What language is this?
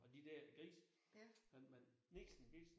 Danish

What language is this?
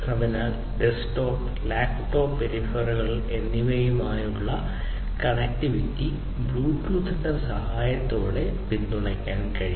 Malayalam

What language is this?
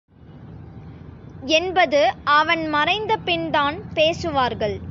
Tamil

